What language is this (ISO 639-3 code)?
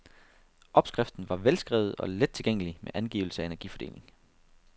dan